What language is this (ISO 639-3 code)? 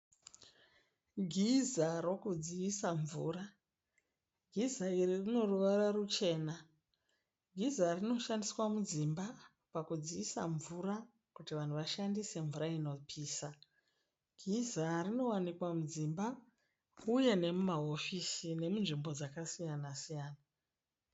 sna